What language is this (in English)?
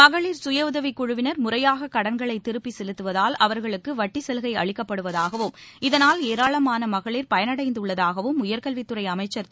Tamil